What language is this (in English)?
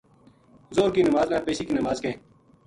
Gujari